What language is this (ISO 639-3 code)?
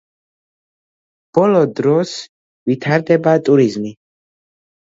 kat